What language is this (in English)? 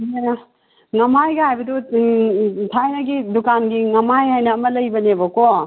Manipuri